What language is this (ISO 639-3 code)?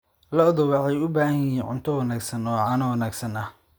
som